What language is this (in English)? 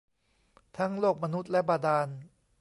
Thai